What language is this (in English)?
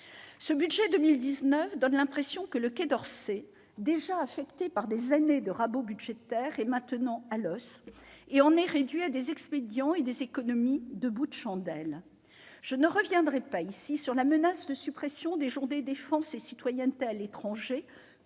French